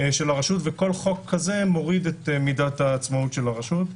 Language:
Hebrew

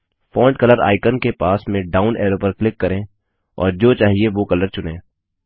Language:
Hindi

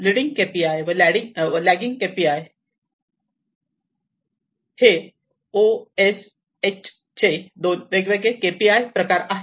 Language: Marathi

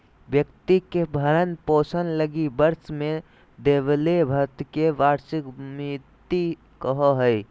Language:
Magahi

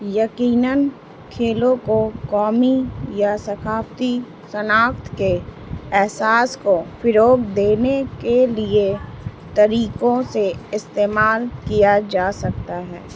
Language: Urdu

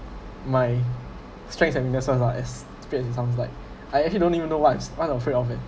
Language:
English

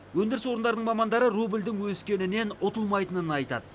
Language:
Kazakh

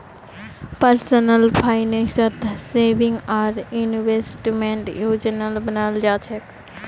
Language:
Magahi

